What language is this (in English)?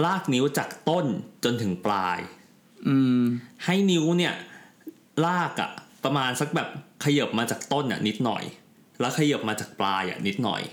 Thai